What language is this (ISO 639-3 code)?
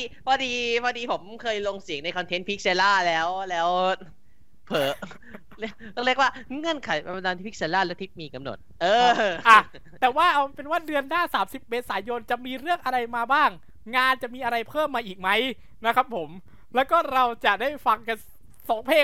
tha